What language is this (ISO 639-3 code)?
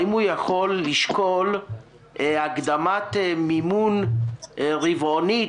heb